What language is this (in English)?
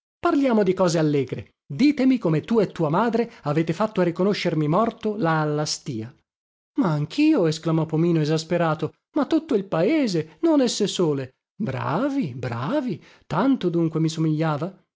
Italian